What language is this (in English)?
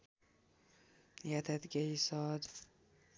Nepali